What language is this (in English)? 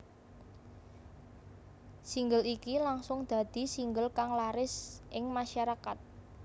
Javanese